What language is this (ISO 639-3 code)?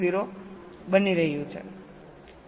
guj